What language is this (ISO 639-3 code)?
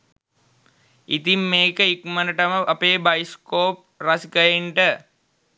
sin